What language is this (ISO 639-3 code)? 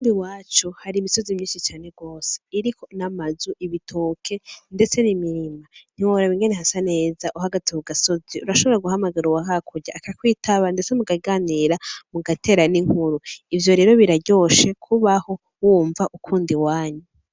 run